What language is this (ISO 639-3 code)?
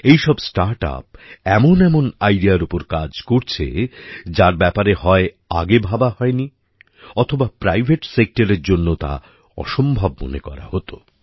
ben